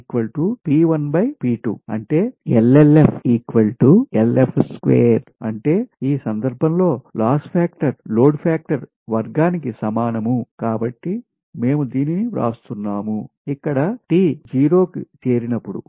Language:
Telugu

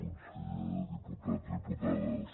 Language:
Catalan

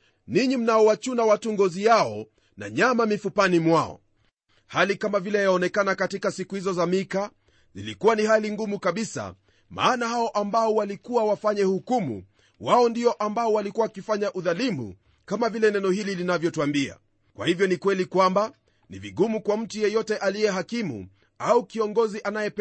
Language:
Swahili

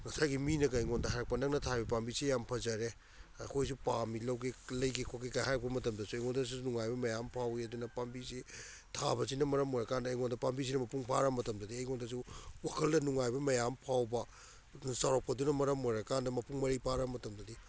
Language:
Manipuri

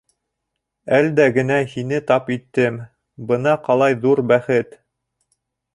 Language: Bashkir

